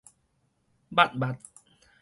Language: Min Nan Chinese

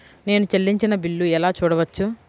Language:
Telugu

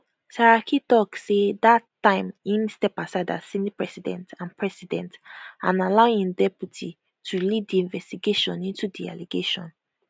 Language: Nigerian Pidgin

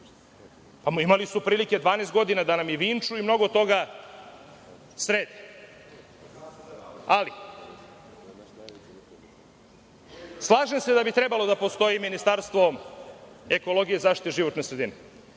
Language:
Serbian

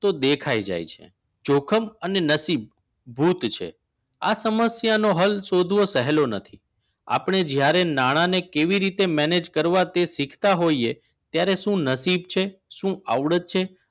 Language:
Gujarati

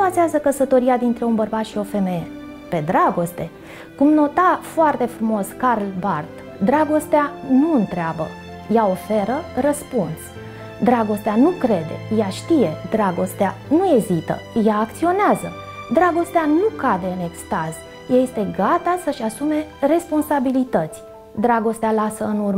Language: Romanian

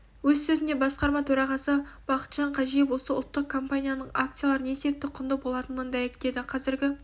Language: Kazakh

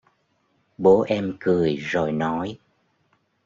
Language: Vietnamese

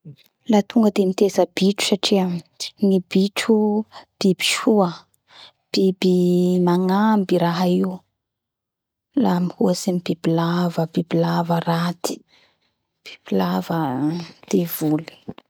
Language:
Bara Malagasy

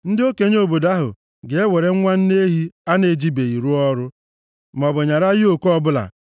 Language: Igbo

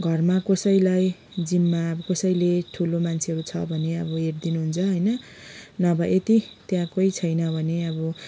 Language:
Nepali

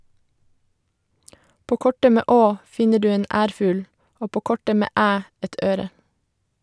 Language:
Norwegian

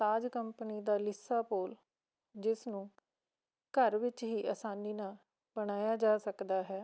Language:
Punjabi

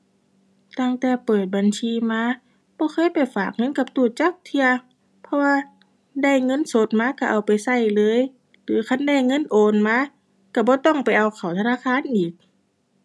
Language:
Thai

